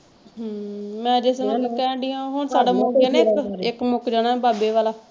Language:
Punjabi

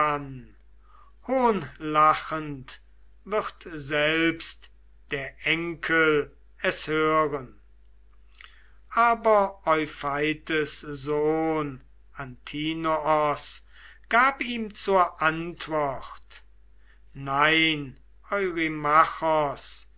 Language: German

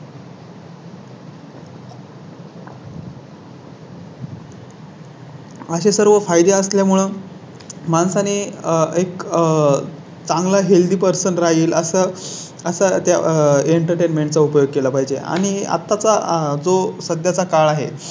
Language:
Marathi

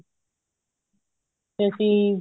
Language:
Punjabi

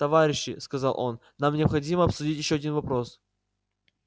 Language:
Russian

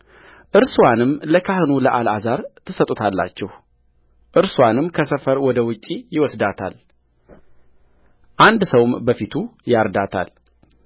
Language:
Amharic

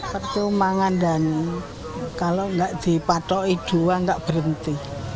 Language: Indonesian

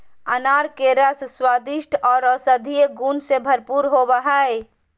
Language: Magahi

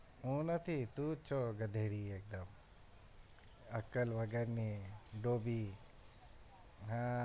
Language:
Gujarati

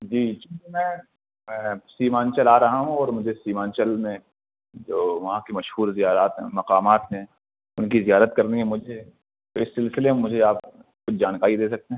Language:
Urdu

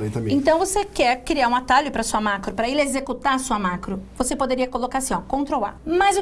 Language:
Portuguese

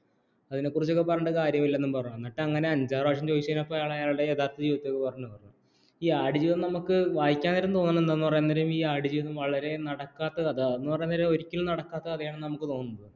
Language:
Malayalam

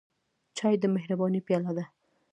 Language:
Pashto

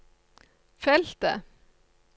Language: Norwegian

